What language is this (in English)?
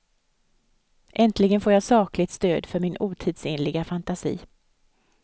Swedish